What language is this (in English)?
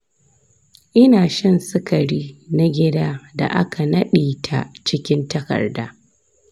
Hausa